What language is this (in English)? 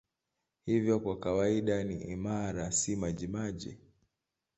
Swahili